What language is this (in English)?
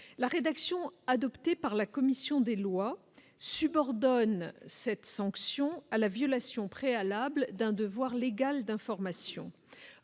French